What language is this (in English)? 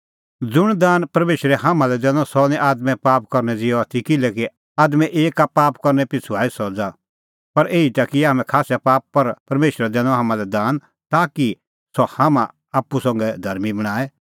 Kullu Pahari